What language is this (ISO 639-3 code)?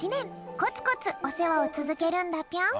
jpn